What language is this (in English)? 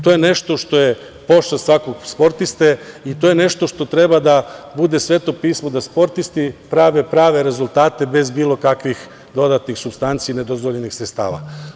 Serbian